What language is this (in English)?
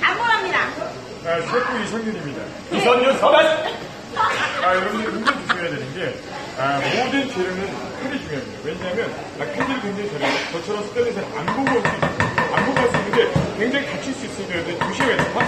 Korean